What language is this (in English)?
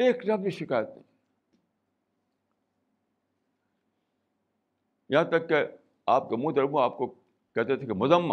Urdu